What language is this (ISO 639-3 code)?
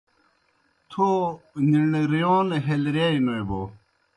plk